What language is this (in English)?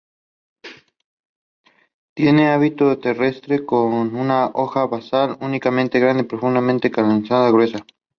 Spanish